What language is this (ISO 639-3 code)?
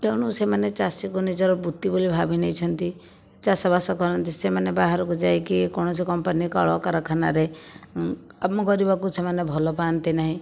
ori